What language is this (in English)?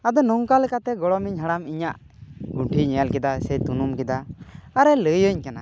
Santali